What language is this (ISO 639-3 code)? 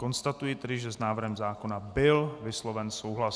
ces